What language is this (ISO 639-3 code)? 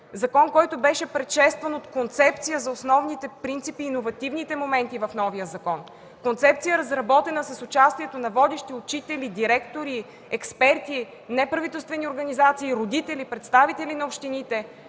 bul